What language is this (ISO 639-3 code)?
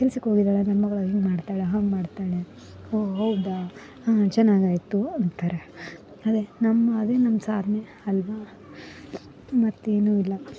kan